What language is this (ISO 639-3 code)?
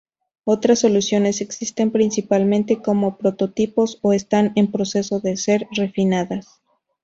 spa